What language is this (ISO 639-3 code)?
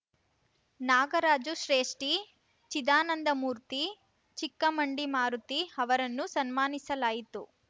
kan